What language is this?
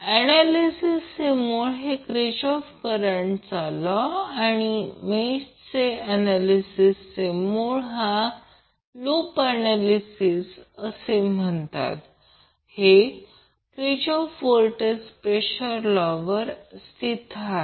Marathi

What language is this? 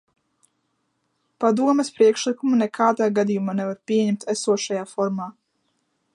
Latvian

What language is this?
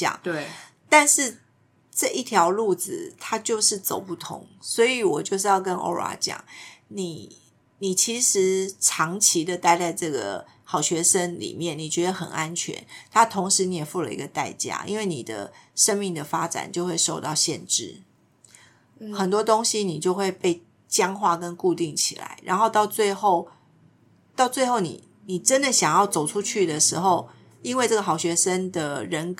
Chinese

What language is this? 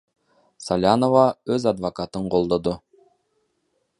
Kyrgyz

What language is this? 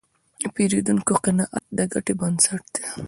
Pashto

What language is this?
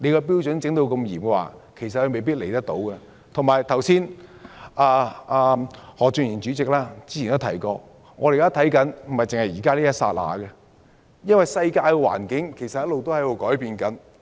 Cantonese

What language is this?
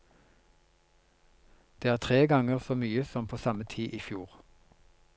Norwegian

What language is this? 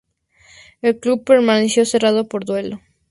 Spanish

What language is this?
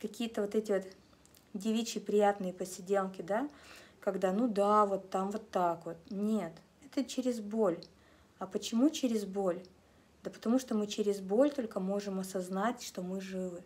Russian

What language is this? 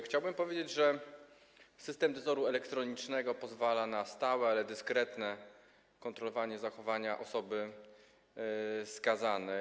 Polish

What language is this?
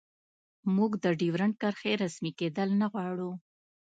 Pashto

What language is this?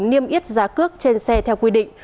Vietnamese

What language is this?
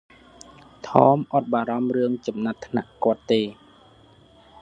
Khmer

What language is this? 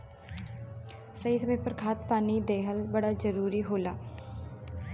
Bhojpuri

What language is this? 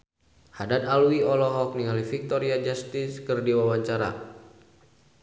Sundanese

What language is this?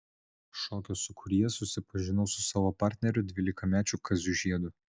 Lithuanian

